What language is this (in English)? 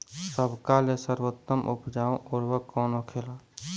Bhojpuri